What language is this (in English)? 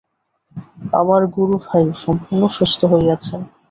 Bangla